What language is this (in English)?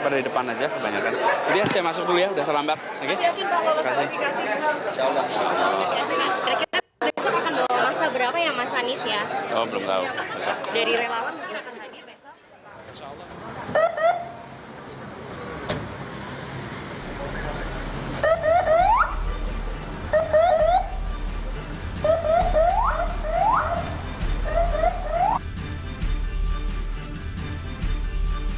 Indonesian